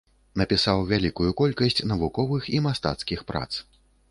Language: Belarusian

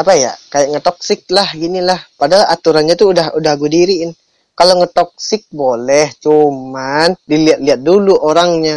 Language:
Indonesian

